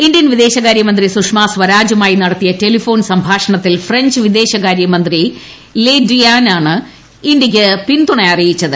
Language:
Malayalam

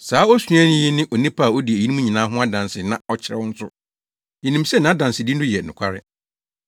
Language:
Akan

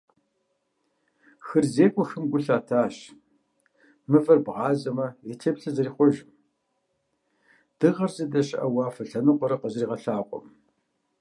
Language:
Kabardian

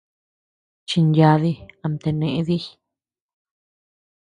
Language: Tepeuxila Cuicatec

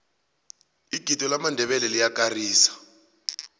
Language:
South Ndebele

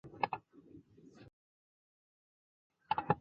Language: Chinese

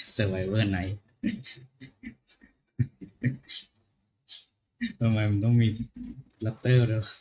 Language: Thai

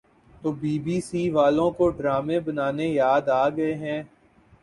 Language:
Urdu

